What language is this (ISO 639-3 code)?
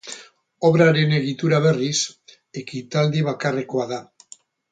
eus